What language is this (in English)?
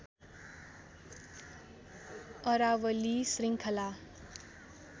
Nepali